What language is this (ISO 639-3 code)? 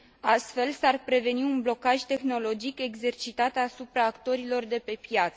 ron